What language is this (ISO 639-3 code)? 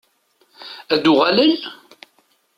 kab